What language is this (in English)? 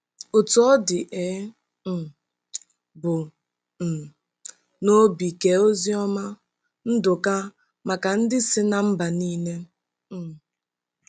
Igbo